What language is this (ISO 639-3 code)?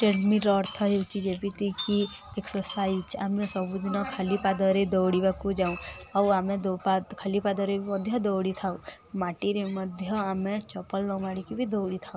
ori